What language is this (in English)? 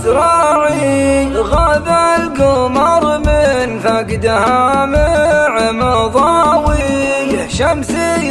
Arabic